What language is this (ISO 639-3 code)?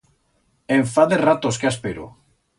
arg